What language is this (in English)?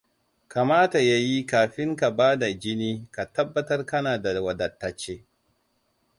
Hausa